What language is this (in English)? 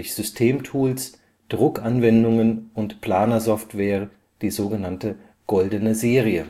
German